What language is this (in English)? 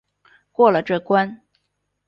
Chinese